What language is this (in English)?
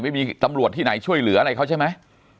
Thai